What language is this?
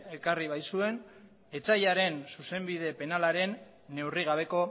Basque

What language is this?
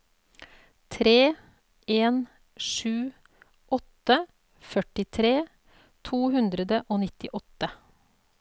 Norwegian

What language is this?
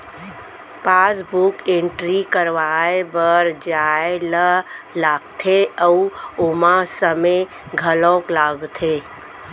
Chhattisgarhi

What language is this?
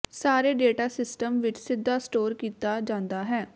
Punjabi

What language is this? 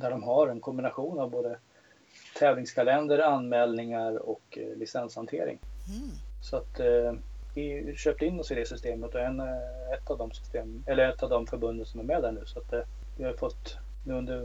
Swedish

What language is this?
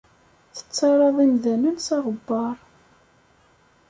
Kabyle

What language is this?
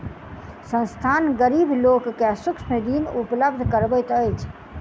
Maithili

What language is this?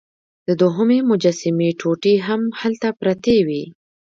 Pashto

